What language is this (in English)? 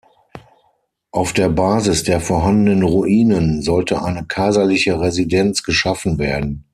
German